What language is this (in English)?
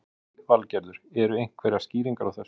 Icelandic